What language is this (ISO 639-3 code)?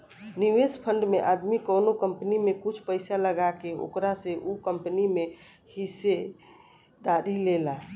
bho